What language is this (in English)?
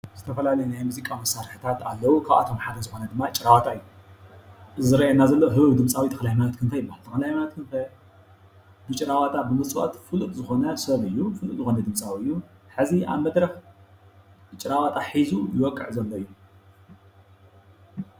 Tigrinya